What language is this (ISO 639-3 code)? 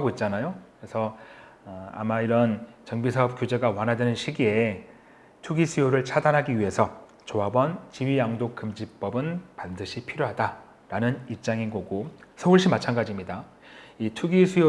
kor